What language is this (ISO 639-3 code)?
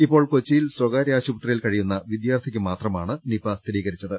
mal